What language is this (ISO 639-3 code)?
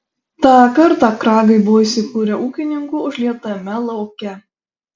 lit